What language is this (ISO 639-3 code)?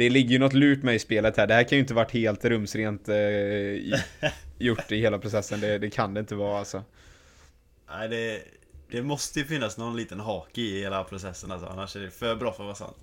swe